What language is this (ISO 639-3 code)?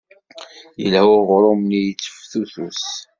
kab